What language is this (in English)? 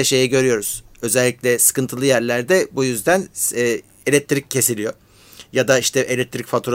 Turkish